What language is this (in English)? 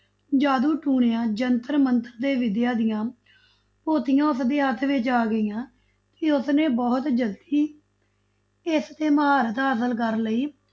Punjabi